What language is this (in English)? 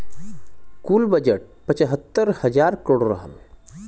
Bhojpuri